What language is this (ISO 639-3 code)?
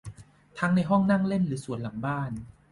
tha